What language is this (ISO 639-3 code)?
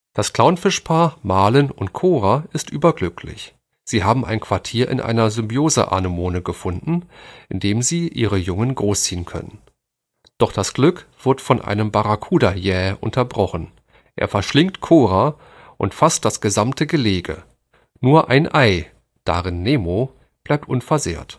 deu